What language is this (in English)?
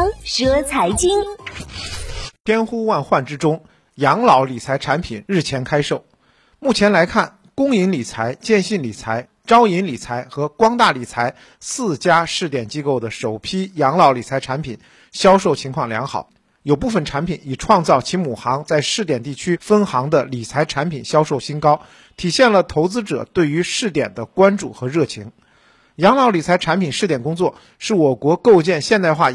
Chinese